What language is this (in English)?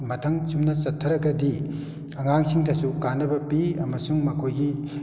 Manipuri